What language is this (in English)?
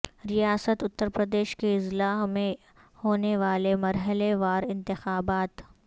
Urdu